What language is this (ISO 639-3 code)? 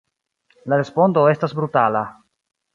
epo